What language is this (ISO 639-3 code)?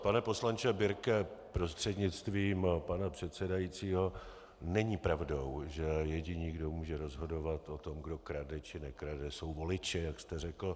ces